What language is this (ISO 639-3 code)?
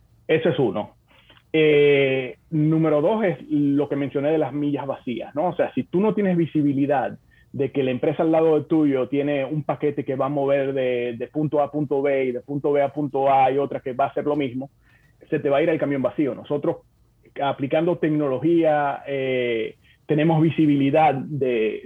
spa